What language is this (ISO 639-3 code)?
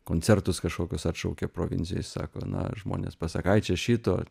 lit